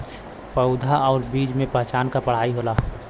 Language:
Bhojpuri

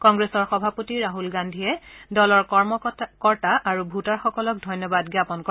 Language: Assamese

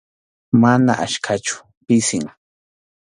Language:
Arequipa-La Unión Quechua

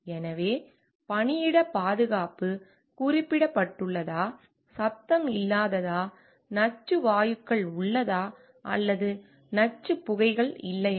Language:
Tamil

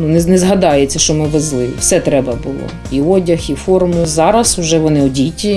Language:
Ukrainian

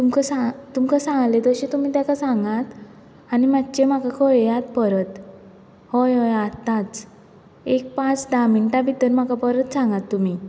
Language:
Konkani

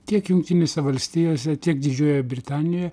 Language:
Lithuanian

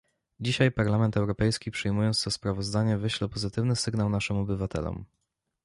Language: Polish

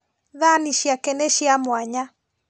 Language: Kikuyu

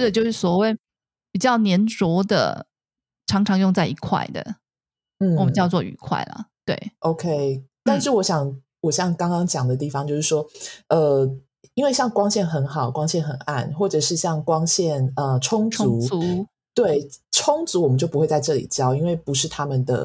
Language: Chinese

